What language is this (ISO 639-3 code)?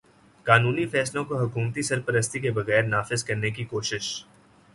urd